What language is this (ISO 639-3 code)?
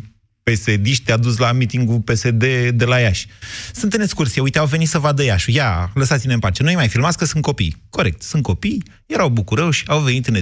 ron